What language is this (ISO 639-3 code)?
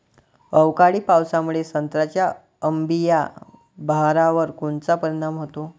mar